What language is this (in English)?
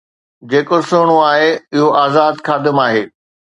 Sindhi